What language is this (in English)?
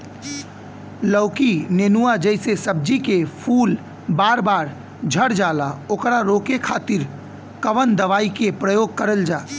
Bhojpuri